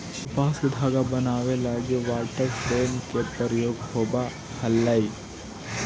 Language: Magahi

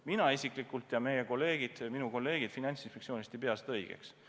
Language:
Estonian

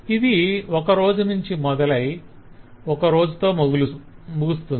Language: Telugu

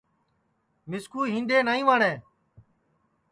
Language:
Sansi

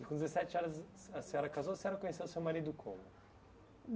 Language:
Portuguese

